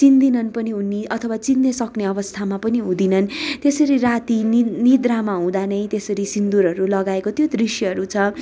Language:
Nepali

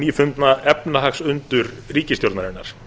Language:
Icelandic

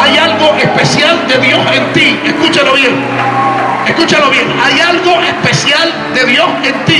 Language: Spanish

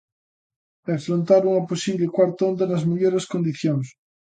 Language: Galician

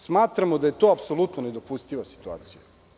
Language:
Serbian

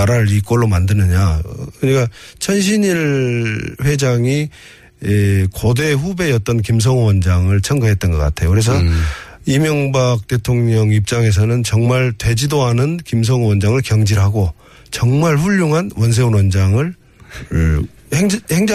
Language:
Korean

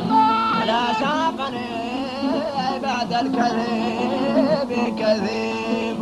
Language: Arabic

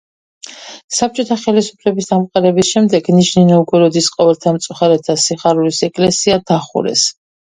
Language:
Georgian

